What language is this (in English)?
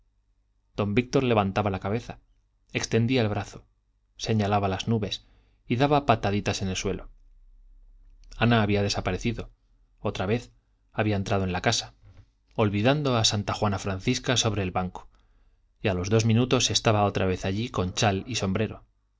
Spanish